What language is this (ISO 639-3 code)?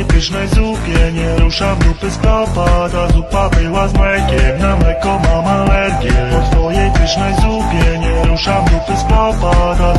pol